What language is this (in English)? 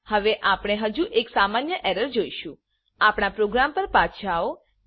Gujarati